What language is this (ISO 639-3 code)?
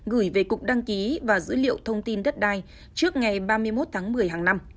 vie